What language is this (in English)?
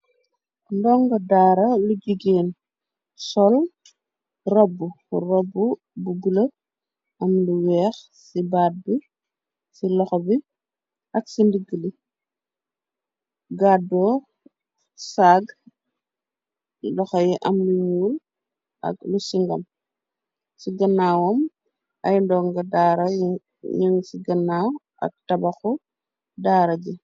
Wolof